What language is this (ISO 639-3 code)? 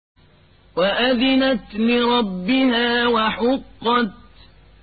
ara